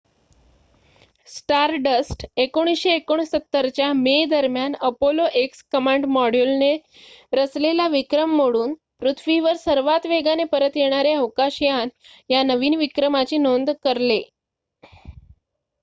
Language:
Marathi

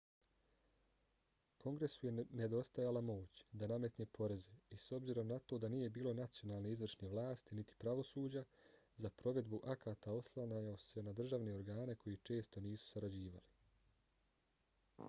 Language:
Bosnian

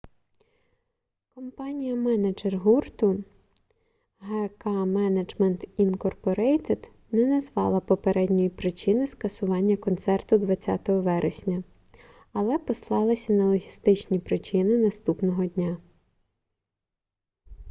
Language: Ukrainian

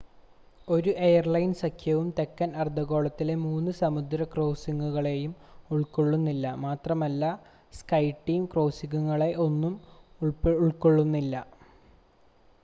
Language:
Malayalam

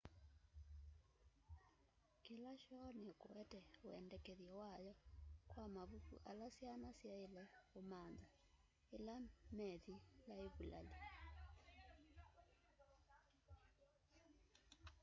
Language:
Kamba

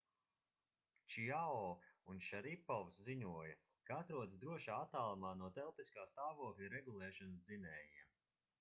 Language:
Latvian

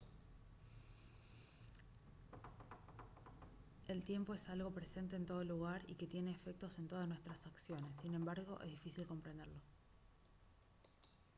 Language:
Spanish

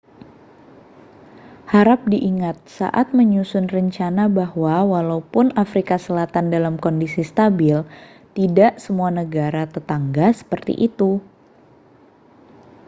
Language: Indonesian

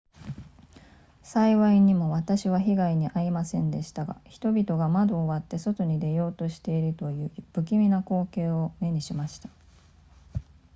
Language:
Japanese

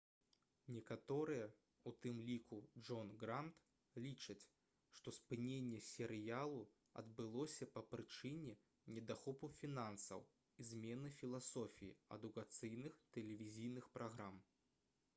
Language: Belarusian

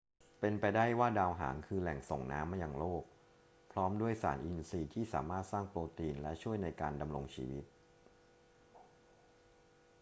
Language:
Thai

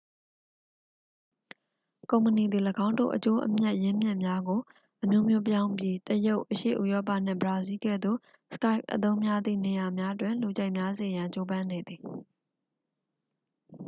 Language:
Burmese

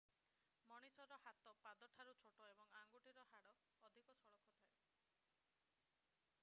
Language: Odia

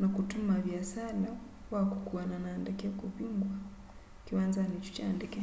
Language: Kamba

